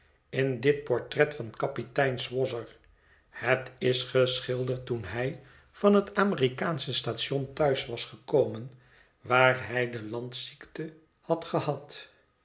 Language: Dutch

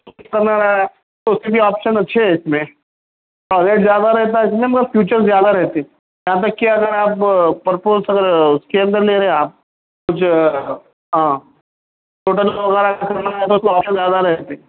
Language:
Urdu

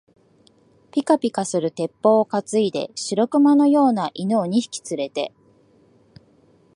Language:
Japanese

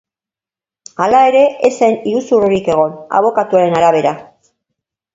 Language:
Basque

